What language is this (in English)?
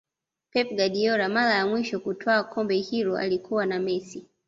Swahili